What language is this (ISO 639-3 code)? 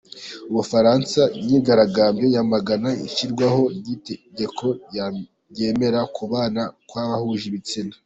kin